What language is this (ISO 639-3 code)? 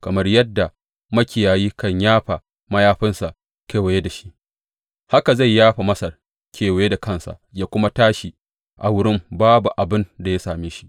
hau